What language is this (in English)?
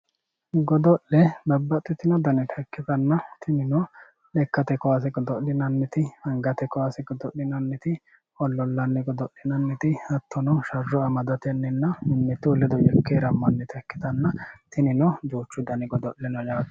Sidamo